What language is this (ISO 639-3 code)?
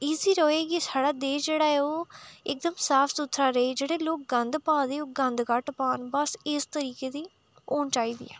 doi